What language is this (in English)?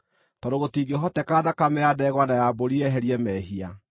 Kikuyu